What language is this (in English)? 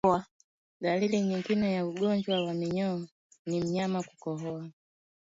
Swahili